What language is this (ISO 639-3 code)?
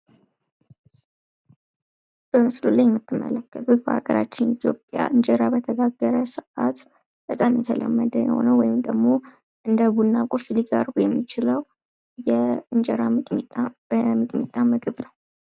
amh